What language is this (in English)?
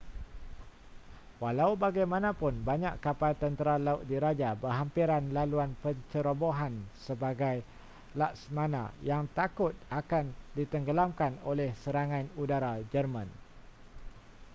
Malay